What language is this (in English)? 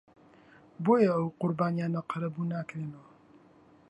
Central Kurdish